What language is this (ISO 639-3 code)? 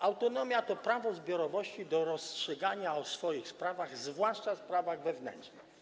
pol